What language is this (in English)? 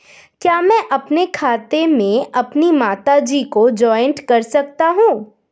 Hindi